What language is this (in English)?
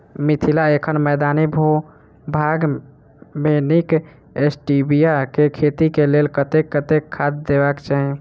Maithili